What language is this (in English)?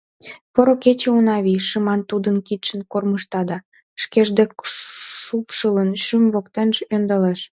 Mari